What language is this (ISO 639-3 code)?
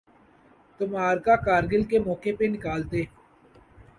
urd